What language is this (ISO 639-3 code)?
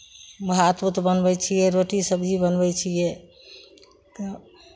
mai